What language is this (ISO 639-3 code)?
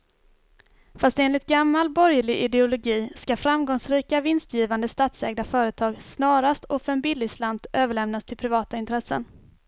swe